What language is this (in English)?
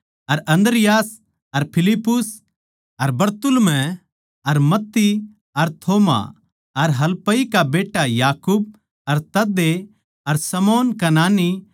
Haryanvi